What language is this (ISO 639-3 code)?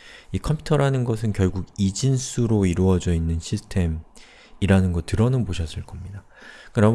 kor